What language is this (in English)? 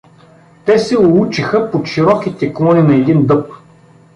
Bulgarian